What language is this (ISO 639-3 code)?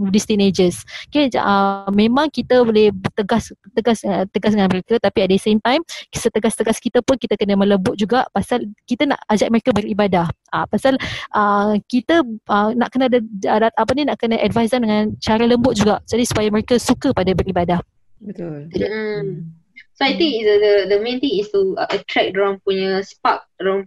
msa